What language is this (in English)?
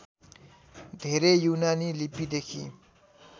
Nepali